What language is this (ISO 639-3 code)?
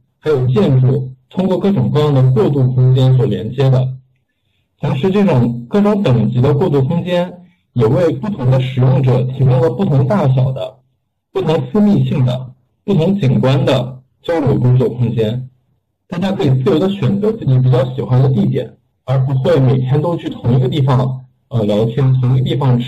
zho